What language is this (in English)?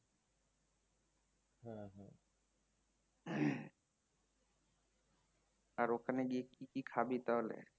Bangla